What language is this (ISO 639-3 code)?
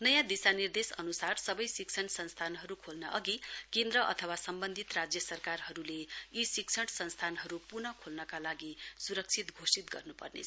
nep